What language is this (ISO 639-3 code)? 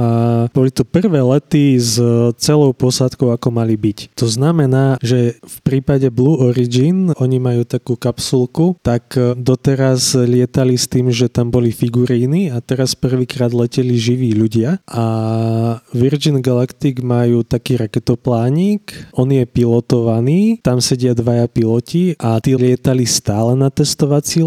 slk